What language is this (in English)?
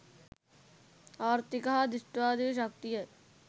Sinhala